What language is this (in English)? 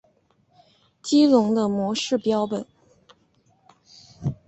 Chinese